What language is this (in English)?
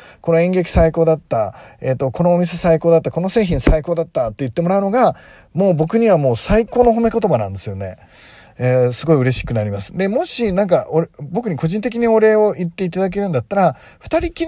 Japanese